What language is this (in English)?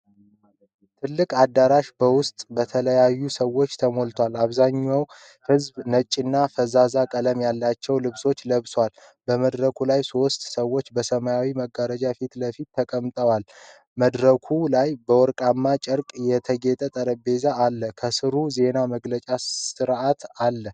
Amharic